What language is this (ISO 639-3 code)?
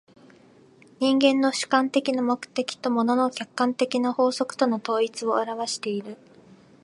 jpn